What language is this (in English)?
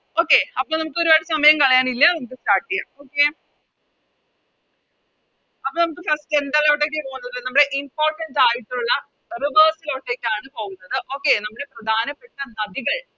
Malayalam